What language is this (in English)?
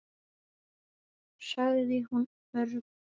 Icelandic